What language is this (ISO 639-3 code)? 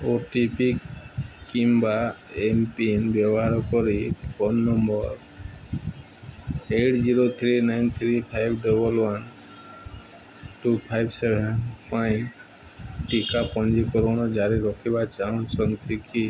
ori